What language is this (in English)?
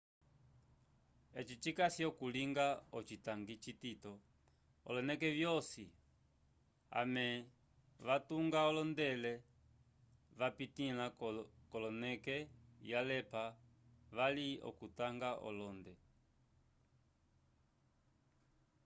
Umbundu